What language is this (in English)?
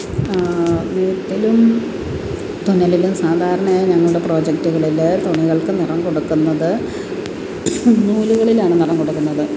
Malayalam